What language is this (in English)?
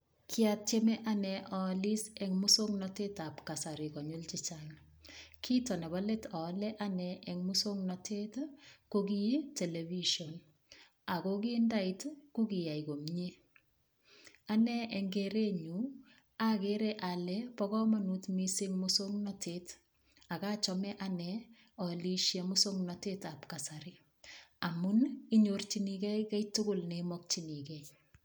Kalenjin